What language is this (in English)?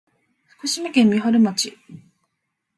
Japanese